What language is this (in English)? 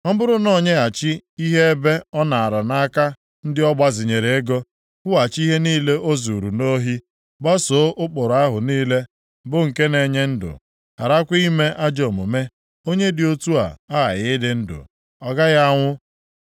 Igbo